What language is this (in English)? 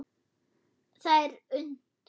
Icelandic